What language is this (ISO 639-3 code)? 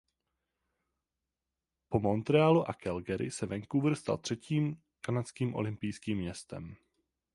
ces